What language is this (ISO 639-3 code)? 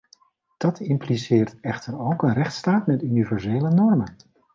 nld